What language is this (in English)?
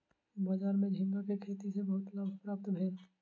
Maithili